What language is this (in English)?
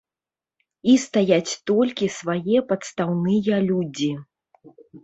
Belarusian